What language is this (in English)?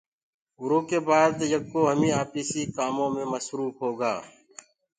Gurgula